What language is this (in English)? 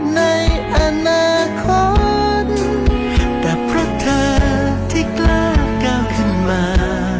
Thai